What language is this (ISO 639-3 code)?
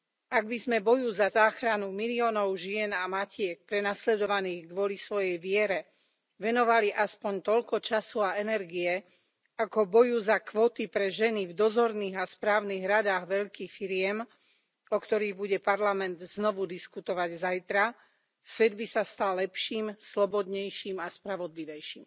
slk